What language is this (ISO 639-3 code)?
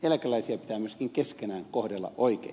fin